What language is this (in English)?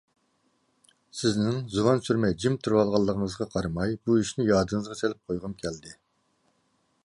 Uyghur